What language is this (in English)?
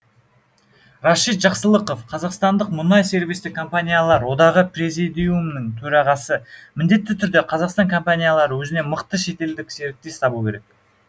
Kazakh